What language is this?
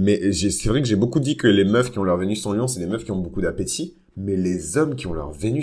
French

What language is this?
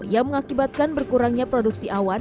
Indonesian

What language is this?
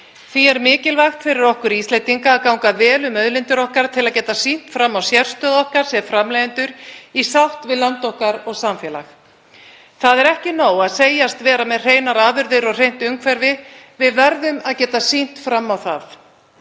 Icelandic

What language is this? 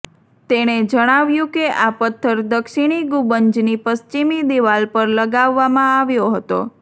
Gujarati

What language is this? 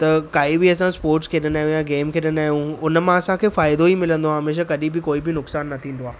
Sindhi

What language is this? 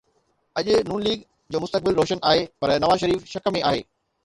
Sindhi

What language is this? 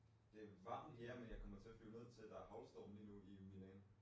Danish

